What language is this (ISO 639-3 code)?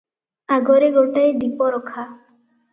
ori